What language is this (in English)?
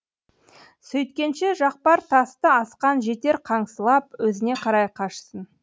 Kazakh